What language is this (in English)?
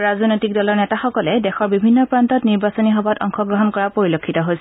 Assamese